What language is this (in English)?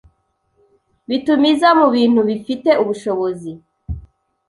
Kinyarwanda